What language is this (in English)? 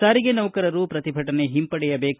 Kannada